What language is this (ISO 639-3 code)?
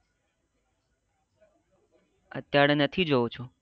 guj